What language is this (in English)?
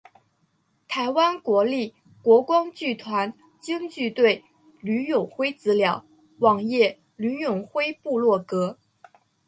Chinese